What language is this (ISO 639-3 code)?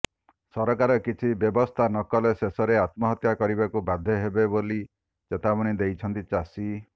ori